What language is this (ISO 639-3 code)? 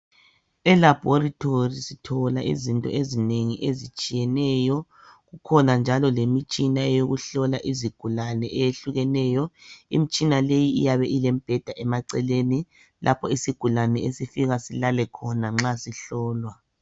nde